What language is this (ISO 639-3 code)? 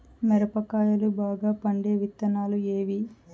tel